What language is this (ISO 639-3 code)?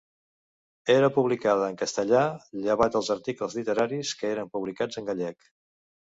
cat